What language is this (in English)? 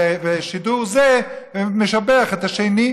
Hebrew